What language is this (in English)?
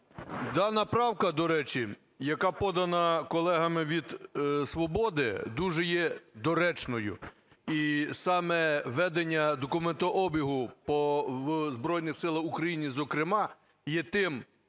Ukrainian